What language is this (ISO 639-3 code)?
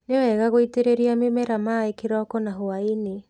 kik